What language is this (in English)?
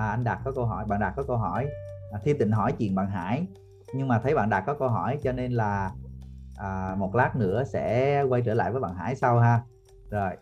Vietnamese